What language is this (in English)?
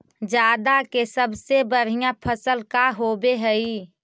Magahi